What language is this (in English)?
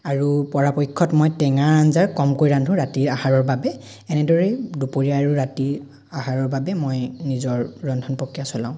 Assamese